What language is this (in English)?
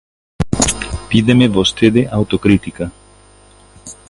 Galician